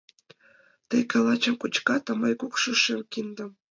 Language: Mari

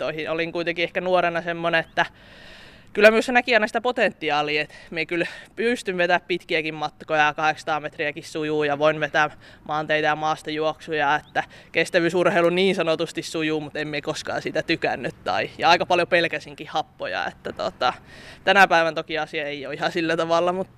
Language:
Finnish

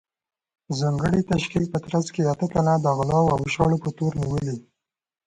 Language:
Pashto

